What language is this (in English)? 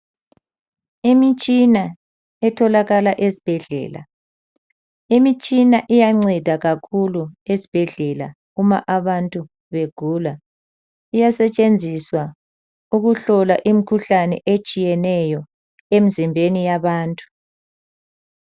North Ndebele